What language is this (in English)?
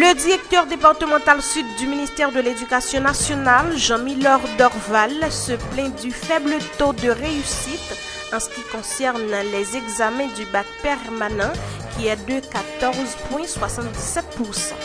French